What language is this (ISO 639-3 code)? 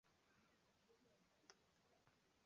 zho